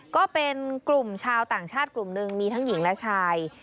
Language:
Thai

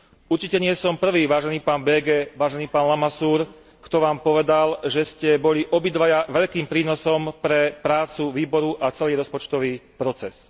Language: Slovak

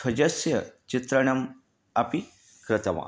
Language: Sanskrit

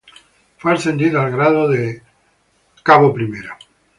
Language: Spanish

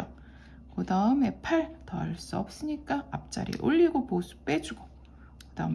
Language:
Korean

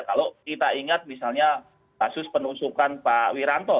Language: Indonesian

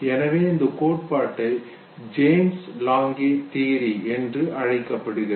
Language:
Tamil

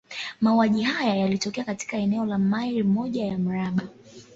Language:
Swahili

